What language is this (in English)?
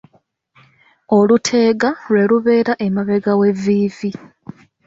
Ganda